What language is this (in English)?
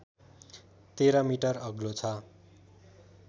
Nepali